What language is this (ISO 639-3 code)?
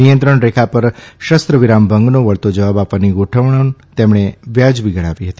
guj